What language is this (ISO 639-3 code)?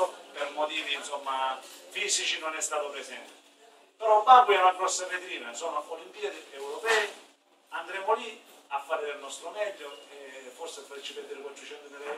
ita